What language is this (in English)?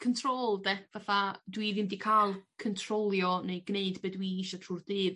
Welsh